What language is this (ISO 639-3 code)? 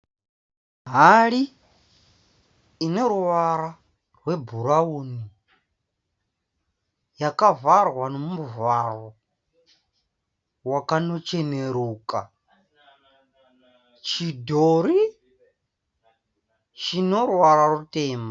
sna